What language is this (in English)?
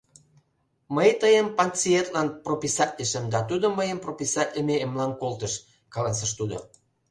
Mari